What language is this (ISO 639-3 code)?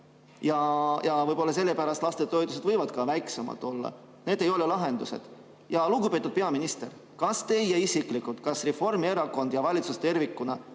est